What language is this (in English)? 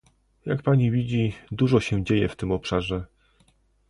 Polish